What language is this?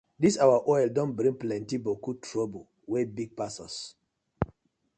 Nigerian Pidgin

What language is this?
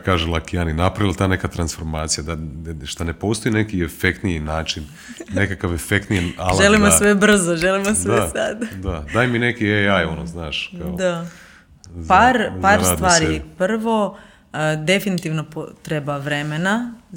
Croatian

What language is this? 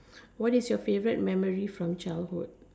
English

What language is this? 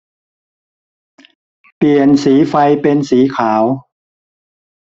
Thai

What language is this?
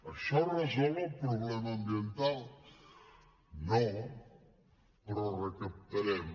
Catalan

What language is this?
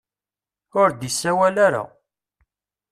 Kabyle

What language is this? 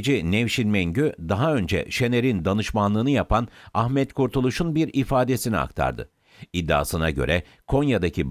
Turkish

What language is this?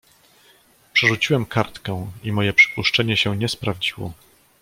Polish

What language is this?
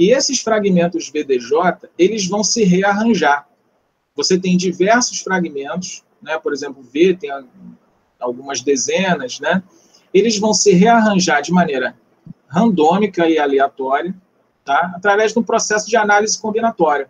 Portuguese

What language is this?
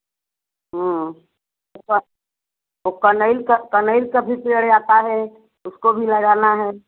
Hindi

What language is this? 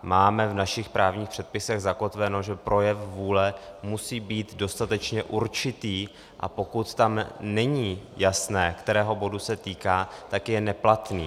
Czech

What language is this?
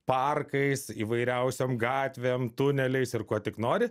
Lithuanian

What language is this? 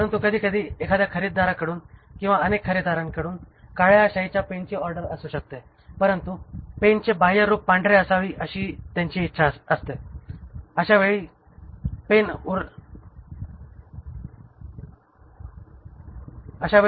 Marathi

